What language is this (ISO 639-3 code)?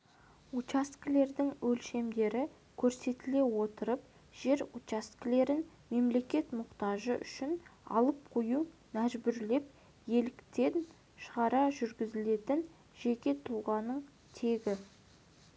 kaz